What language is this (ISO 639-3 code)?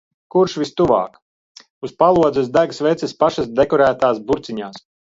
lav